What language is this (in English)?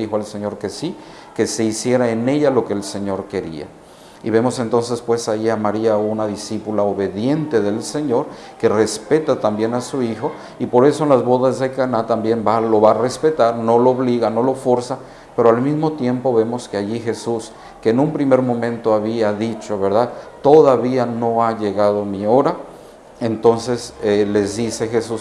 Spanish